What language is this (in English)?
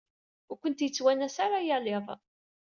Kabyle